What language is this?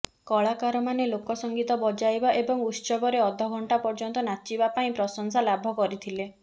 Odia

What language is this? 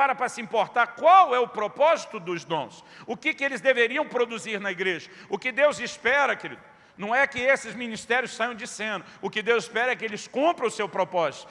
Portuguese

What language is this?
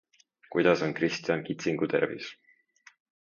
Estonian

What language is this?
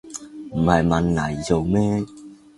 Cantonese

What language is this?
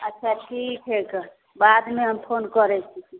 Maithili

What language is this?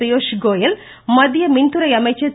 Tamil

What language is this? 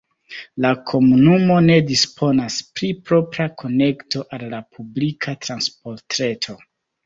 Esperanto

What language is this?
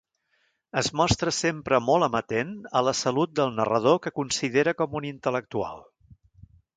Catalan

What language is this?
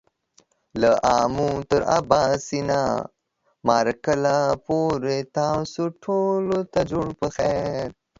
Pashto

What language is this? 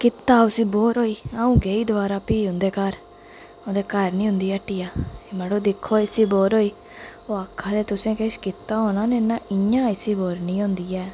Dogri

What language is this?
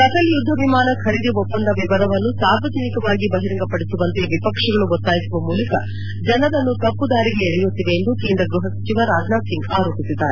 Kannada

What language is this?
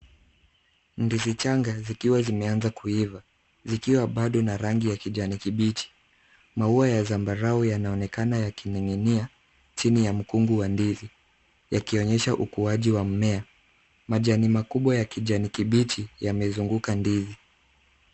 Swahili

